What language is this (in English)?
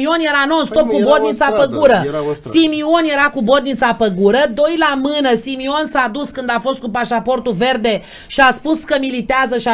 Romanian